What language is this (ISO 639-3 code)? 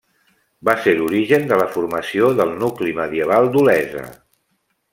cat